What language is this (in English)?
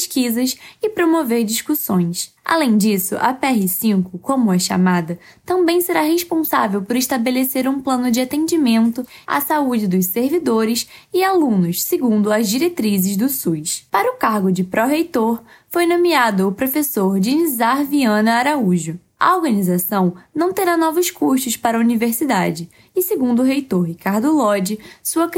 Portuguese